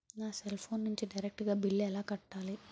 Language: Telugu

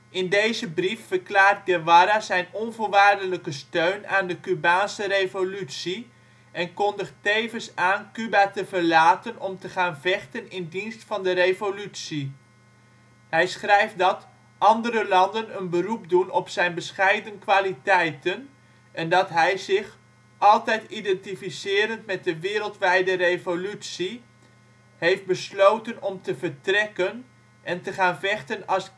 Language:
Dutch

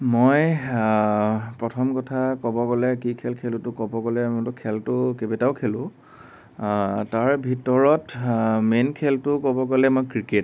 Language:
Assamese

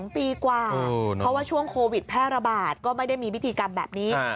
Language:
Thai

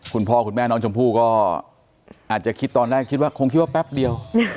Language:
Thai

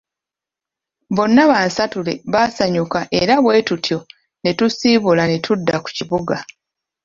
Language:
Ganda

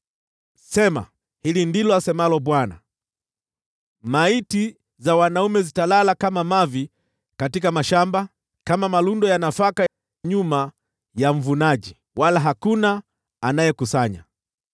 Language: Swahili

